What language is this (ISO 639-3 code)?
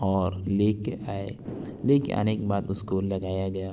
urd